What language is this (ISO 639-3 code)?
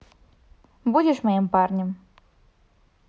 rus